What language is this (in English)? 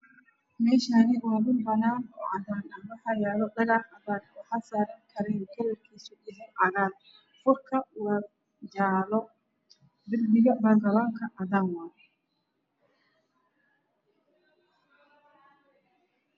Somali